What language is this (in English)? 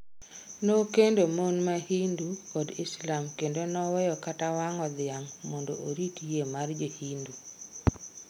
Luo (Kenya and Tanzania)